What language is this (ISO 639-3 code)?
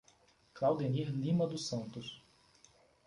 por